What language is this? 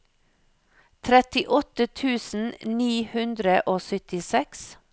Norwegian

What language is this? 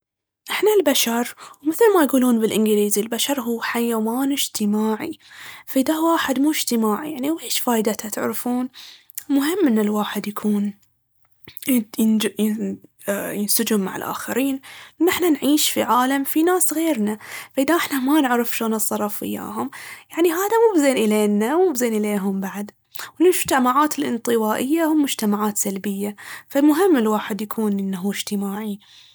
Baharna Arabic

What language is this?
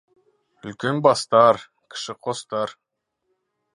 Kazakh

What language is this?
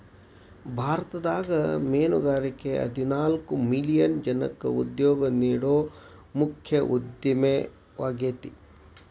Kannada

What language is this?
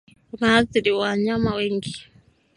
Swahili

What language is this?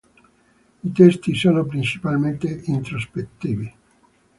Italian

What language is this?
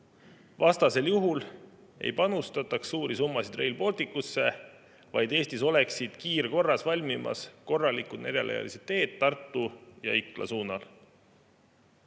Estonian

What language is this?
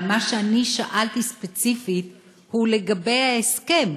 Hebrew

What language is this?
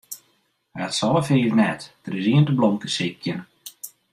Western Frisian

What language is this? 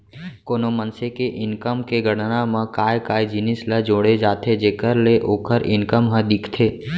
Chhattisgarhi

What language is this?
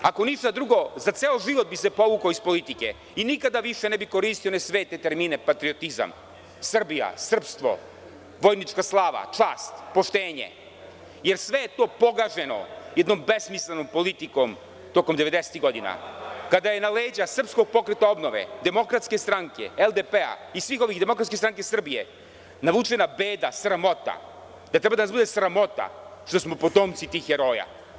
Serbian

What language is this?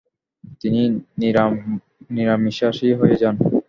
Bangla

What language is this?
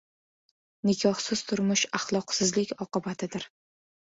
Uzbek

